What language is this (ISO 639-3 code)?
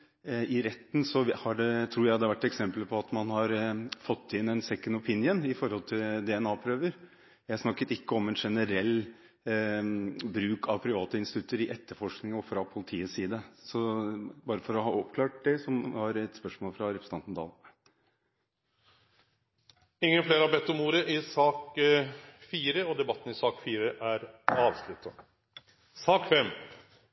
nor